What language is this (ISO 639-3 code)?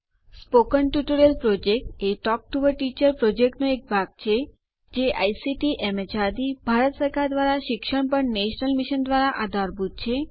guj